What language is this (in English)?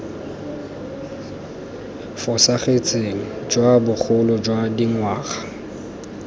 Tswana